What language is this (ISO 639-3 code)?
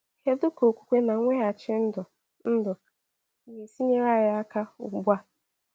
ibo